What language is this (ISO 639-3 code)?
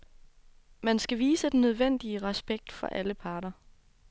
dan